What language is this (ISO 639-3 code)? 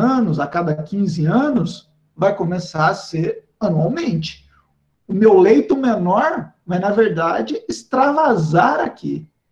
por